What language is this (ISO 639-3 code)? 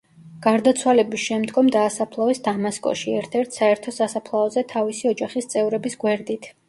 kat